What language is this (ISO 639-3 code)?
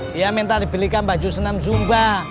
ind